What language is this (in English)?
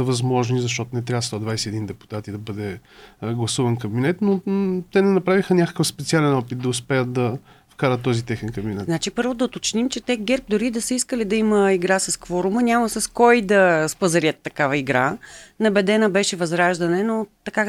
Bulgarian